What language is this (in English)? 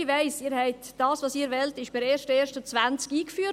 Swiss German